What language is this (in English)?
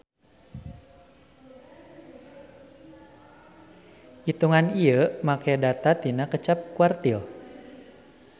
Sundanese